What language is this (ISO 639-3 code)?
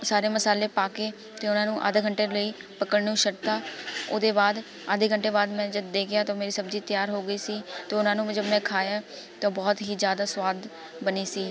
pan